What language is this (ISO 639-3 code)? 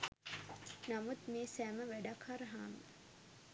sin